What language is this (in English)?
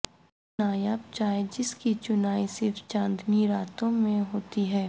Urdu